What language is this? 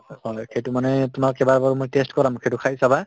Assamese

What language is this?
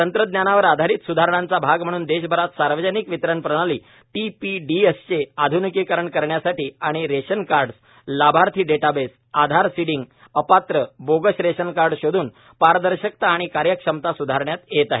Marathi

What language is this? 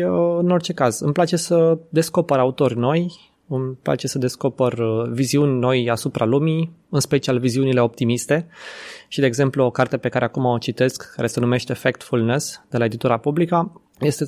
Romanian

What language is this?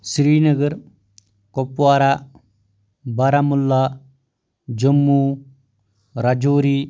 Kashmiri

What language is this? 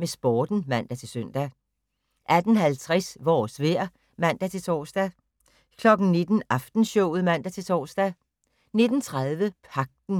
Danish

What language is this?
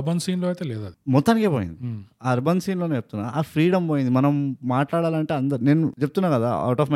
Telugu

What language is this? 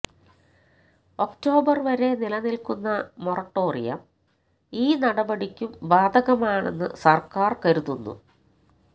Malayalam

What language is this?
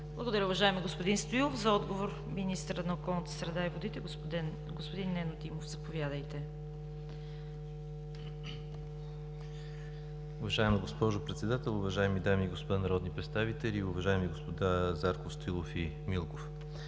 Bulgarian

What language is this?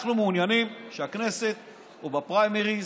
Hebrew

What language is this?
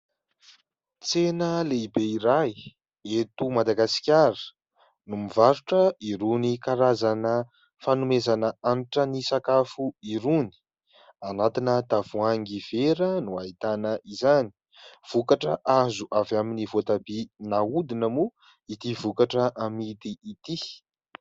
Malagasy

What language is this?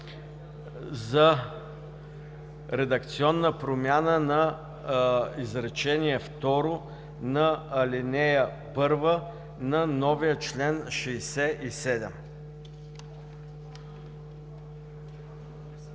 Bulgarian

